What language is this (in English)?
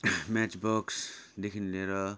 Nepali